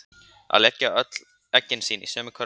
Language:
Icelandic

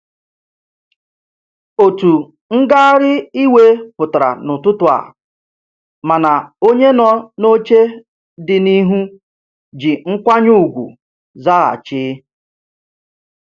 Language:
Igbo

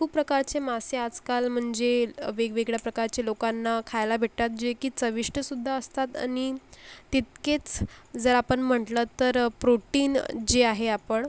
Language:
Marathi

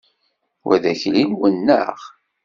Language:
Kabyle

